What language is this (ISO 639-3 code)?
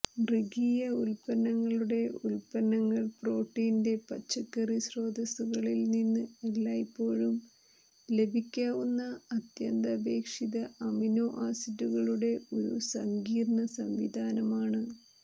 mal